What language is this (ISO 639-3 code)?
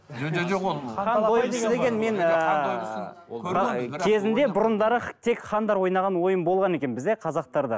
kaz